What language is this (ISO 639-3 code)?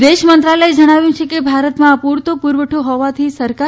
guj